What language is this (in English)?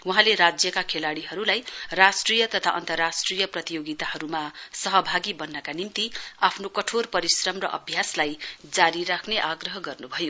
Nepali